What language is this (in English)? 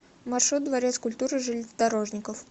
Russian